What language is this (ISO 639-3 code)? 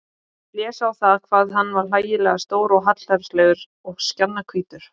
isl